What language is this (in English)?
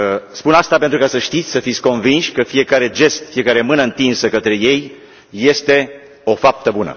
Romanian